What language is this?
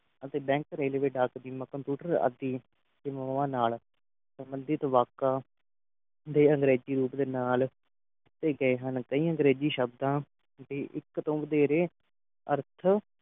Punjabi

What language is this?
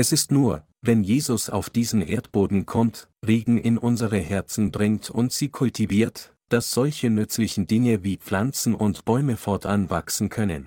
German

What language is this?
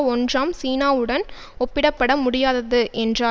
Tamil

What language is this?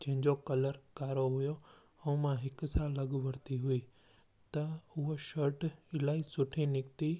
Sindhi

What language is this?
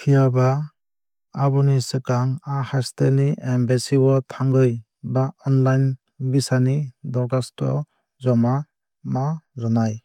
Kok Borok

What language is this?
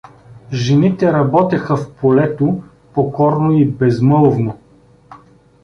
Bulgarian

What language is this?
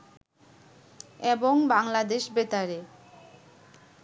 Bangla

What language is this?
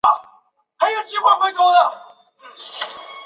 Chinese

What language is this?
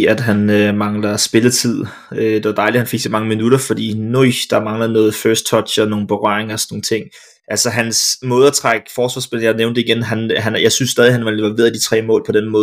Danish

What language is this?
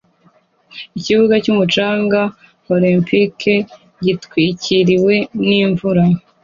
Kinyarwanda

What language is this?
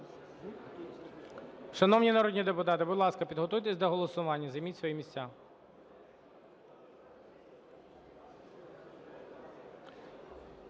Ukrainian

